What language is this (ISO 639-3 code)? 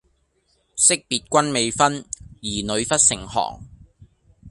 yue